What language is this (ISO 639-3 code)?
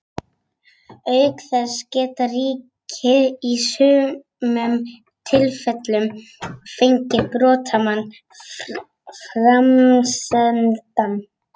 isl